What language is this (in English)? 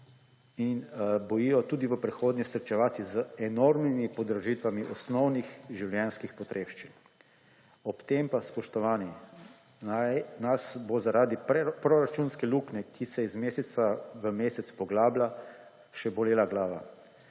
Slovenian